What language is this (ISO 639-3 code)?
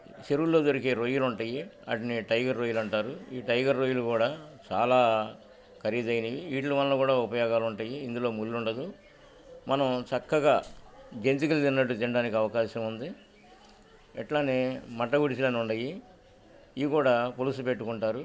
tel